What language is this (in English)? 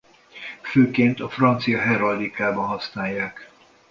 Hungarian